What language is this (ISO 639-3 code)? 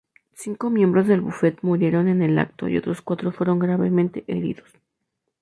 spa